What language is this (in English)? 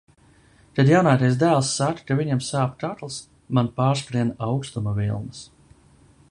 Latvian